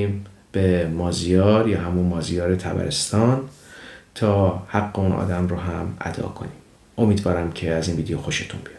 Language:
Persian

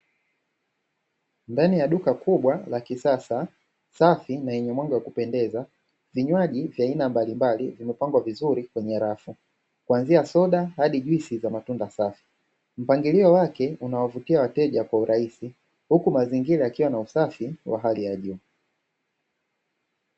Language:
Swahili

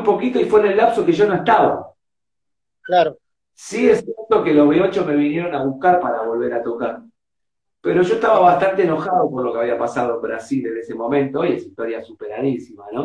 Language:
Spanish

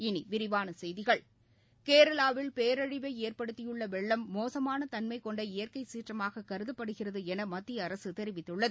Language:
Tamil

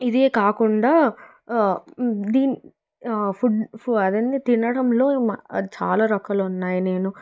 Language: Telugu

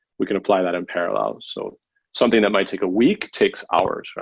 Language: English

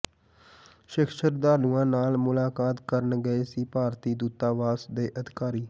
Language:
Punjabi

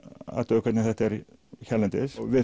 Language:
Icelandic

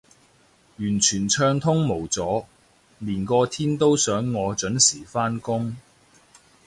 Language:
Cantonese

